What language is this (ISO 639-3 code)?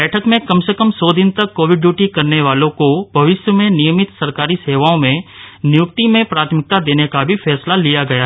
hin